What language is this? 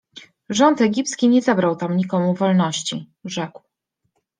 Polish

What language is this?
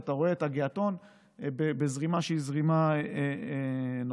Hebrew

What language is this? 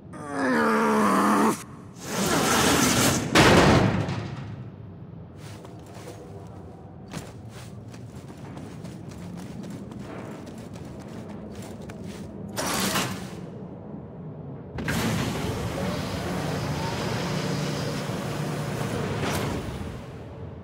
French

